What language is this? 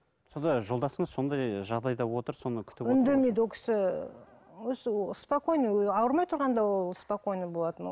Kazakh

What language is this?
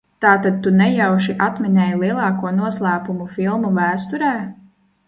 Latvian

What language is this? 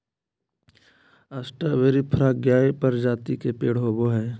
Magahi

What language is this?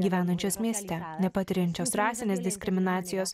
Lithuanian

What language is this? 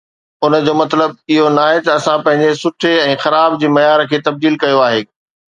Sindhi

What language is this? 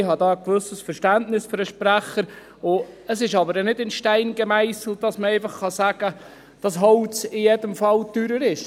Swiss German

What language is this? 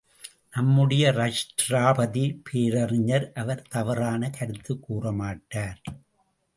Tamil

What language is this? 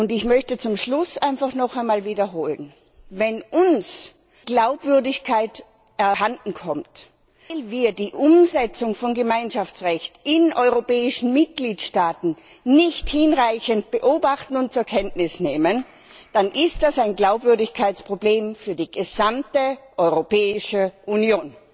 German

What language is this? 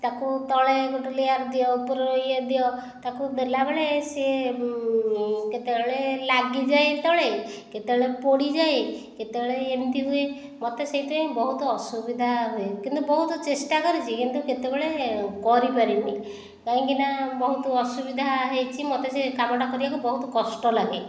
Odia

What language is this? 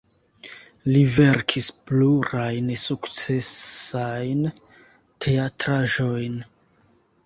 Esperanto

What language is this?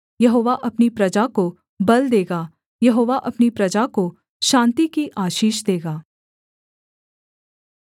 Hindi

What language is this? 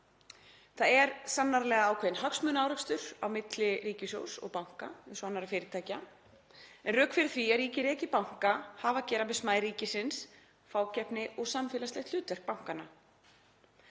Icelandic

